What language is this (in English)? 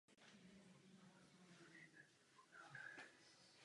Czech